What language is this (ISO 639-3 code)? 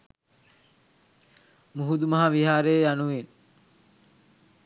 sin